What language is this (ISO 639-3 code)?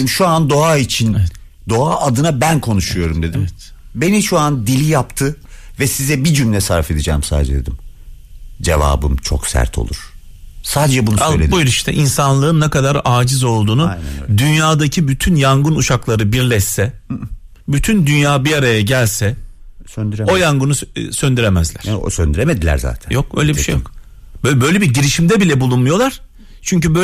tur